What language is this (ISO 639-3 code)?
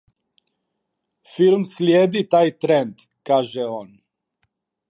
srp